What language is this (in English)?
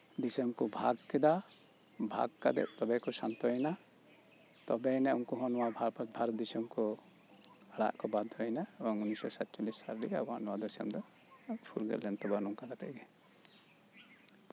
Santali